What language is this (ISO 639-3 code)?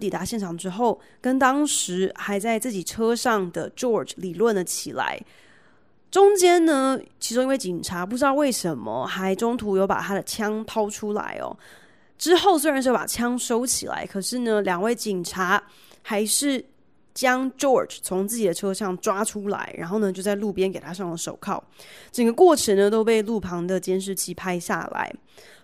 zho